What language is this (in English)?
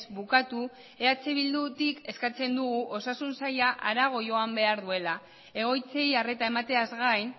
Basque